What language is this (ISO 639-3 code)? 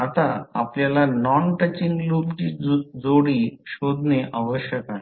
mar